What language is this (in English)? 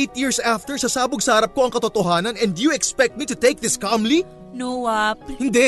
Filipino